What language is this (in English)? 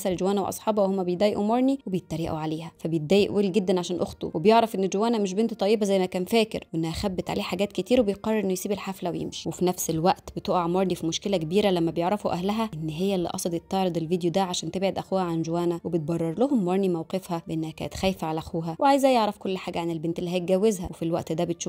Arabic